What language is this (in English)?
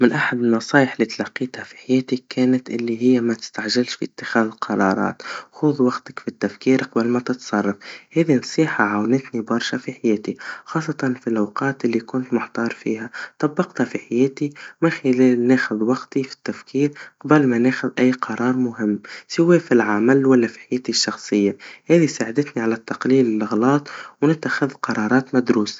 Tunisian Arabic